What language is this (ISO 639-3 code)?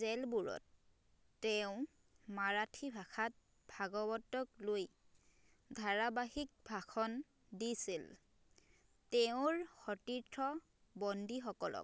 asm